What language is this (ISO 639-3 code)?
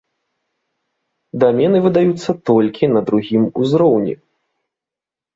bel